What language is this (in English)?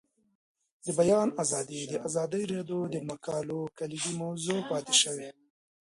Pashto